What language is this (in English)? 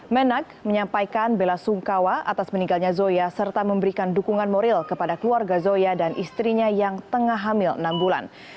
Indonesian